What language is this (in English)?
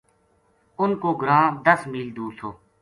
Gujari